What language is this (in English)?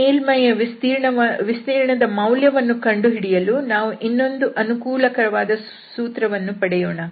Kannada